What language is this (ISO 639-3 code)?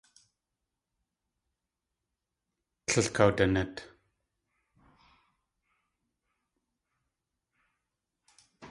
tli